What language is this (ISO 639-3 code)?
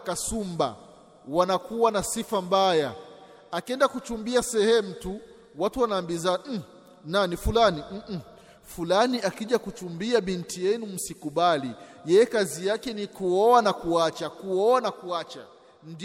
swa